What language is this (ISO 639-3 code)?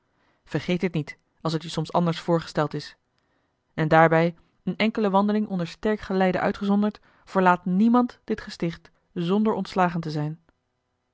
nld